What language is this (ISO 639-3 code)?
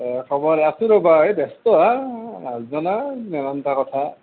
asm